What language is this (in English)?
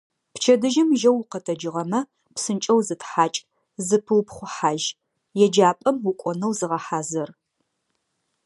Adyghe